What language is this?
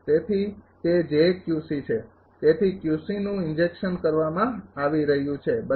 Gujarati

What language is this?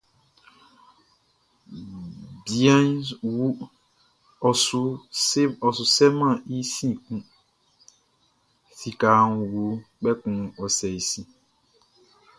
Baoulé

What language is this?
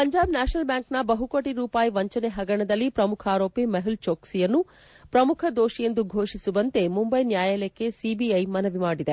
Kannada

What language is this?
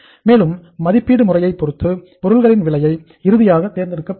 Tamil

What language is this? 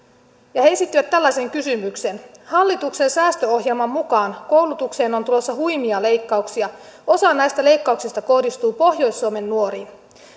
Finnish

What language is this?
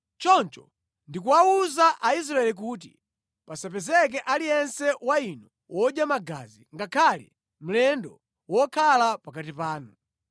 Nyanja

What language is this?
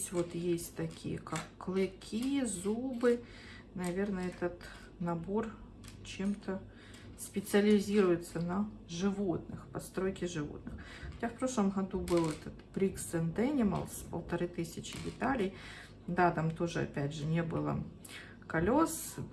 Russian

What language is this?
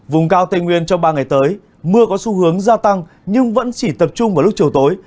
Vietnamese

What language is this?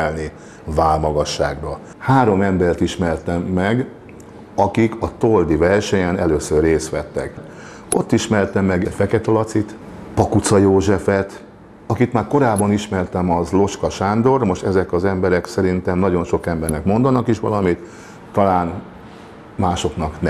Hungarian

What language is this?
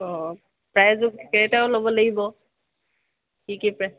Assamese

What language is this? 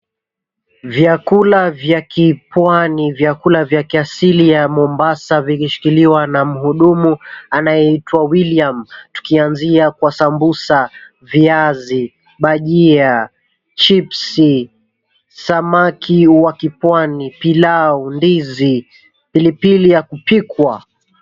Swahili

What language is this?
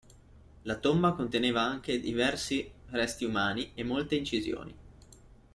Italian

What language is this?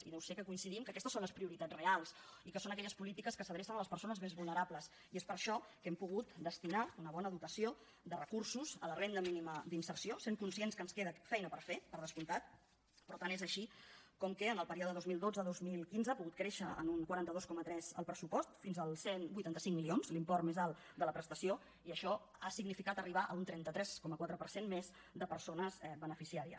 Catalan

